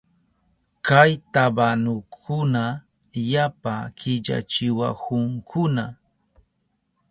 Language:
Southern Pastaza Quechua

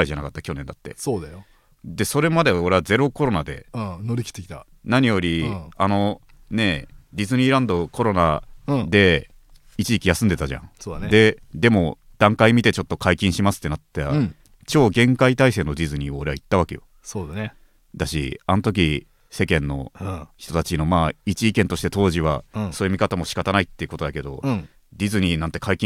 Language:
Japanese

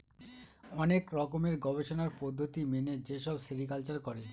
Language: Bangla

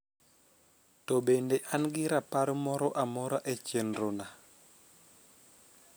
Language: Luo (Kenya and Tanzania)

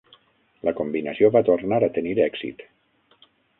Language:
Catalan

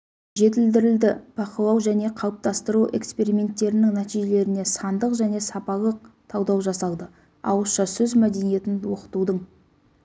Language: Kazakh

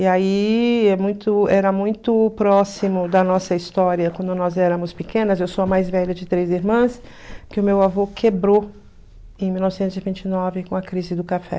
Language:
Portuguese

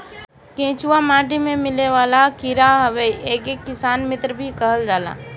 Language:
Bhojpuri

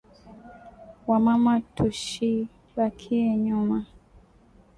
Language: Swahili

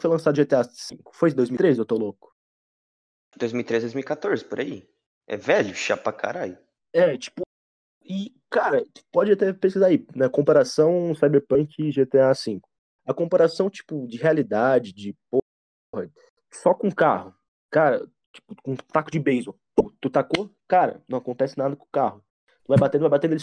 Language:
Portuguese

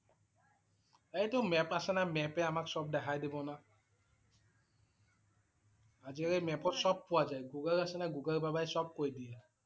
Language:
Assamese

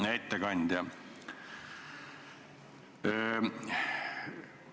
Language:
Estonian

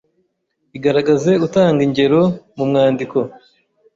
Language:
Kinyarwanda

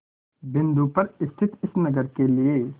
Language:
Hindi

